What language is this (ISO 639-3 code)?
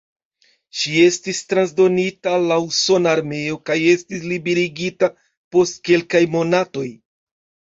epo